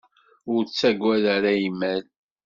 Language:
Kabyle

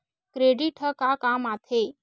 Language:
Chhattisgarhi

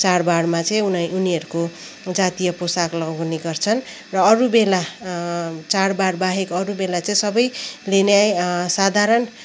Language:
Nepali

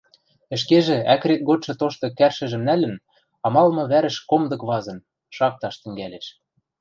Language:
Western Mari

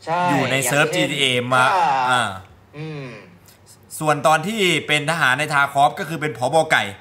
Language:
Thai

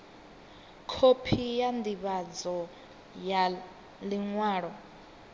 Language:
Venda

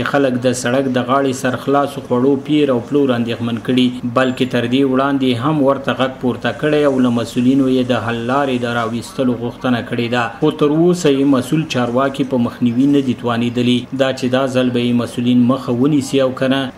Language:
Persian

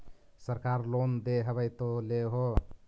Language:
Magahi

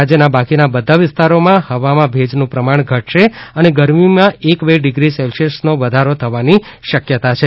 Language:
Gujarati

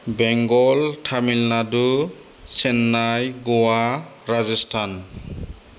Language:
Bodo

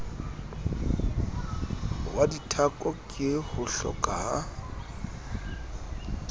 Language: Southern Sotho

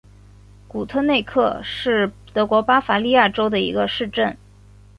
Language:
Chinese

